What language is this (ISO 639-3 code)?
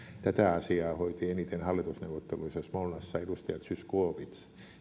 fin